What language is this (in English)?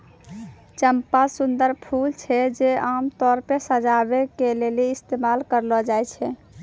Maithili